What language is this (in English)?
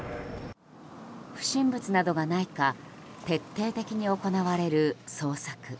Japanese